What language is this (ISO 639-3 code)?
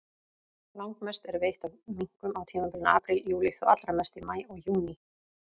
isl